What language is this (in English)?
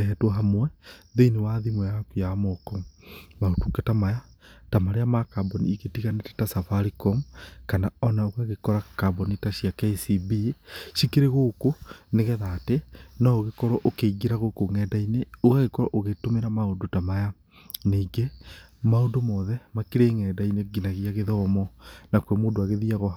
Kikuyu